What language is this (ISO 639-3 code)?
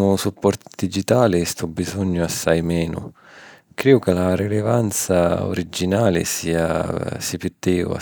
scn